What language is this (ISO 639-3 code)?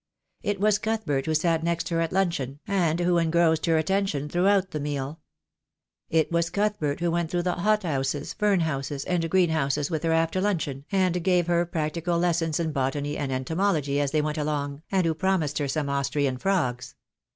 eng